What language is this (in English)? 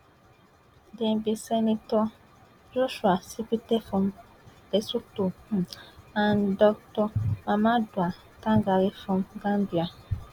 Nigerian Pidgin